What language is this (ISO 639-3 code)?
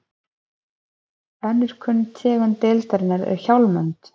isl